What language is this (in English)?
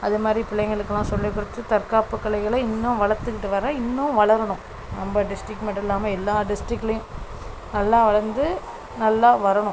Tamil